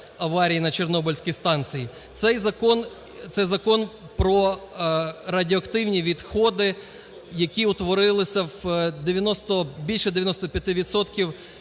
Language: Ukrainian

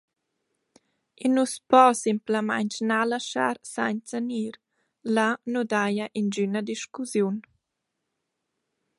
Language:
Romansh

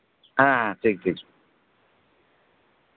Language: Santali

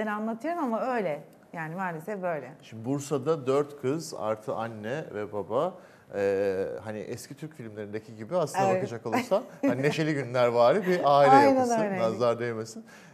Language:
Turkish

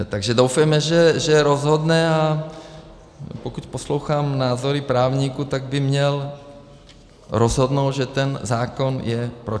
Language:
Czech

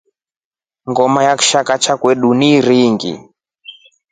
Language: Rombo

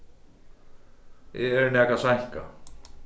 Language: Faroese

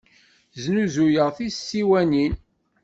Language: Kabyle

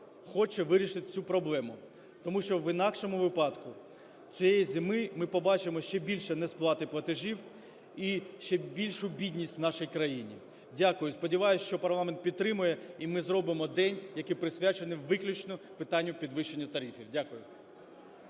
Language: Ukrainian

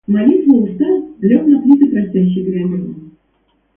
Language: Russian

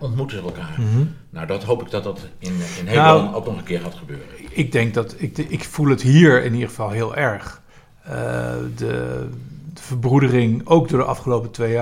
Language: Dutch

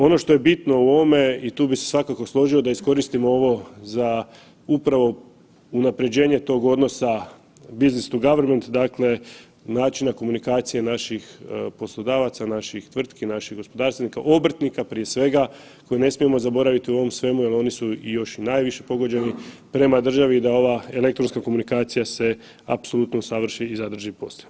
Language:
Croatian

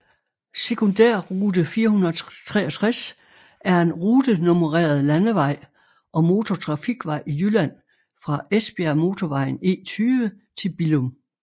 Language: Danish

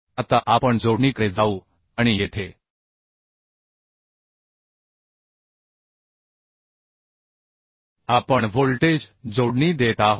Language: Marathi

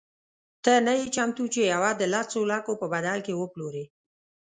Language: Pashto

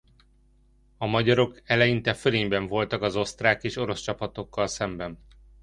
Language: Hungarian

